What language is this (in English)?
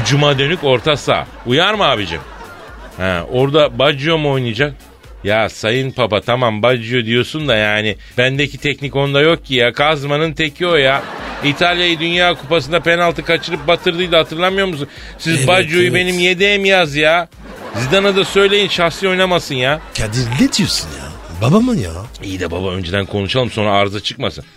Turkish